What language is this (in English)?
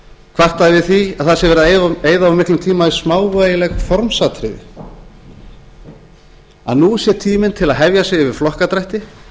Icelandic